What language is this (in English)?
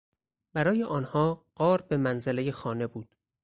Persian